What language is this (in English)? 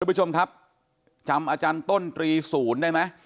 Thai